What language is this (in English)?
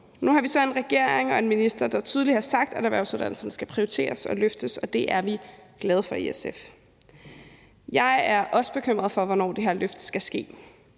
Danish